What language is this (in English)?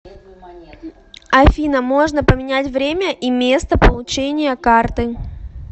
Russian